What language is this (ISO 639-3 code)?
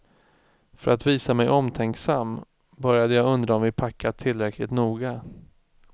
swe